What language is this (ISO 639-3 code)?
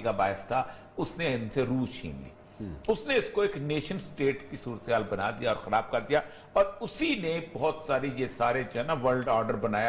urd